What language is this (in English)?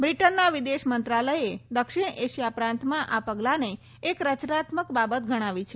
Gujarati